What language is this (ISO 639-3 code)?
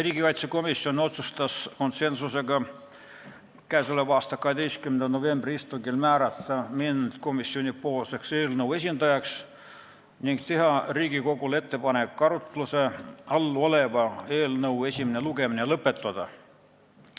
est